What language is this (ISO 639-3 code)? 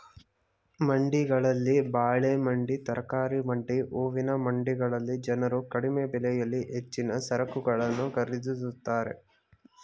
kan